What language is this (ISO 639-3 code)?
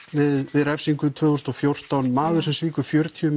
isl